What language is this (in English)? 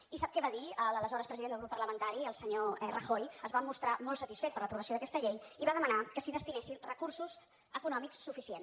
Catalan